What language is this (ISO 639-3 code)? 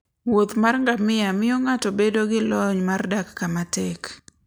luo